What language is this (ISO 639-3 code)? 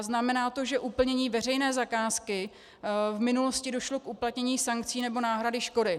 ces